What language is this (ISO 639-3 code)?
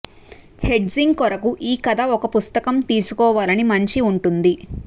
tel